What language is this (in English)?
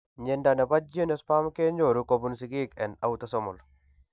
Kalenjin